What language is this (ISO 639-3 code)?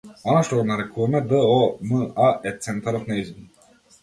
mkd